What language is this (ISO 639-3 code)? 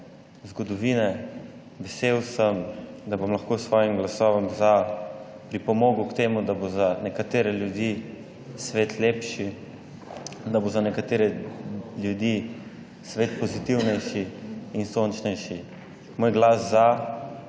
slv